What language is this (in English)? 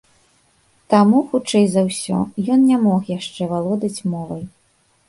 Belarusian